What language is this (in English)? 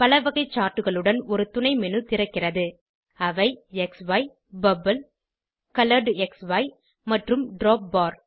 Tamil